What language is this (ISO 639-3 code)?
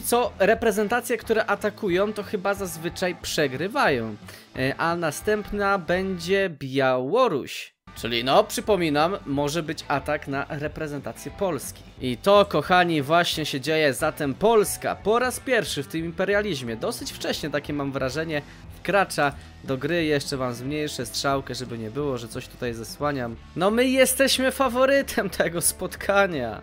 pol